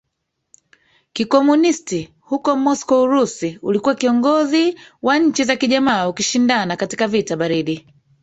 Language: Swahili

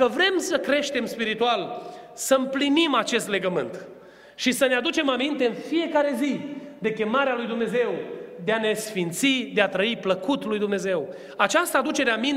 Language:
Romanian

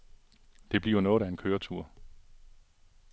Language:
Danish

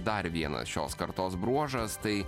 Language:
Lithuanian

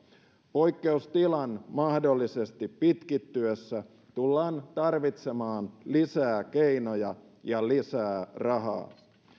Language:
Finnish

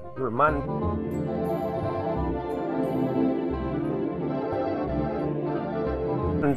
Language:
Indonesian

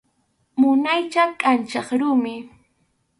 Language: Arequipa-La Unión Quechua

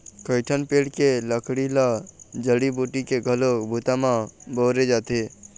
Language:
Chhattisgarhi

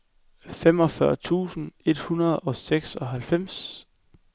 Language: Danish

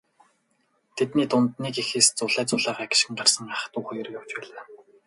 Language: Mongolian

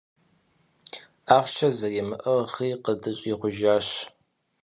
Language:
Kabardian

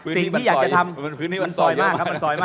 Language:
Thai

